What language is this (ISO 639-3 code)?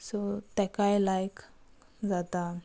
kok